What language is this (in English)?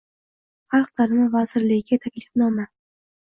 Uzbek